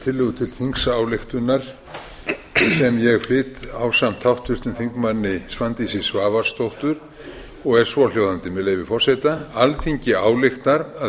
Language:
Icelandic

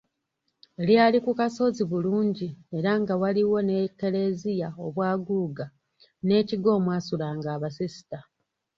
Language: Ganda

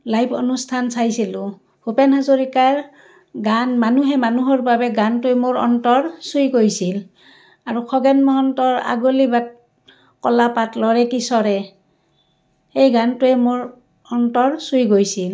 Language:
Assamese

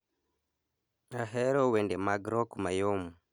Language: Luo (Kenya and Tanzania)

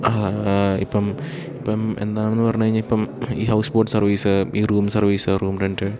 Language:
Malayalam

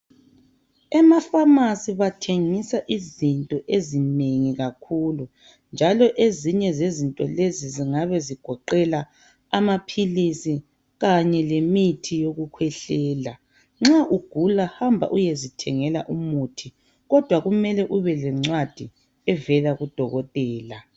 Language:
North Ndebele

